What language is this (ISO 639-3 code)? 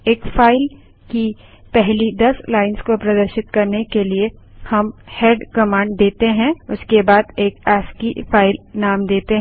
hin